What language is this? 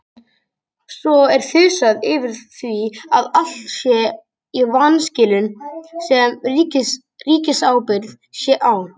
Icelandic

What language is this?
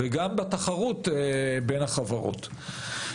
Hebrew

